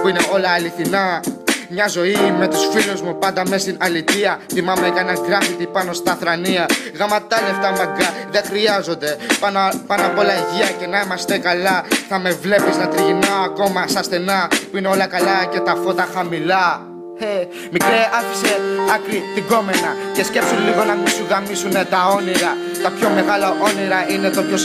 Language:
Greek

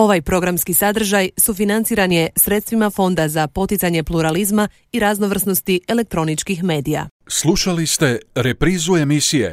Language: Croatian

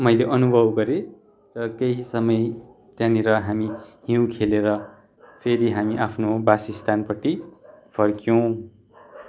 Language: Nepali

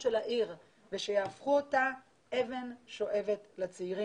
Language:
Hebrew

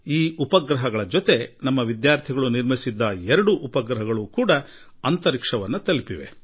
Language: Kannada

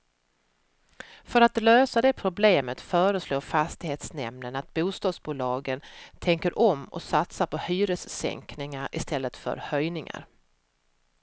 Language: Swedish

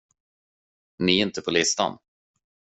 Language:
Swedish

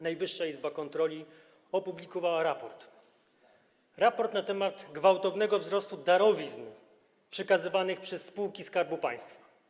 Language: Polish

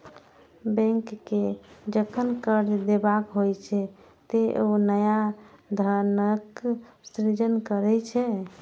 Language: Maithili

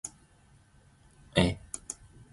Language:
Zulu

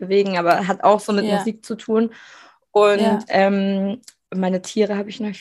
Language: German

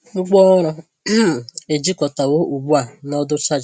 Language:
Igbo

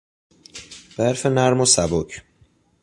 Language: Persian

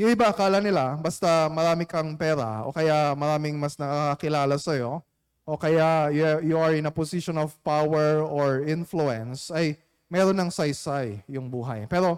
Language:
Filipino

